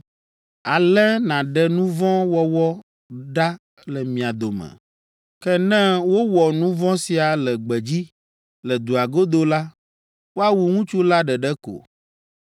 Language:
Ewe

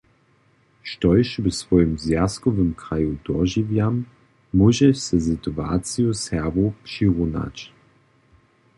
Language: Upper Sorbian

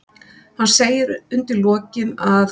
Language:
Icelandic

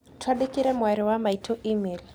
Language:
Kikuyu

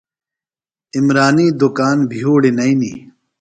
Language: Phalura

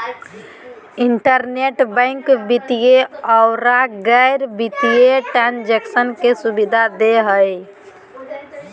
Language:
Magahi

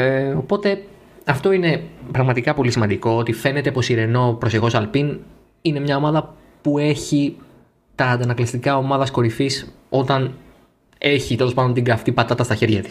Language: Greek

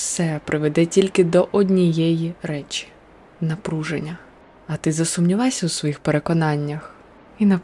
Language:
Ukrainian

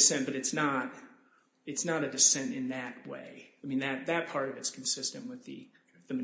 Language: English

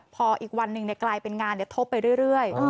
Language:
Thai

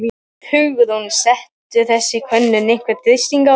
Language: Icelandic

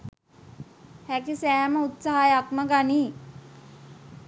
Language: Sinhala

